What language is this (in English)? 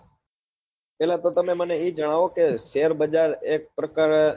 Gujarati